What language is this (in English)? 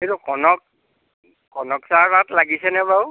Assamese